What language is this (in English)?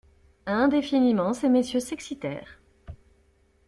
French